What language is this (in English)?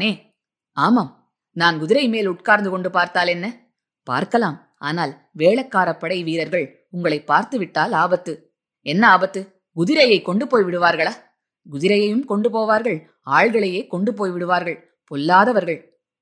Tamil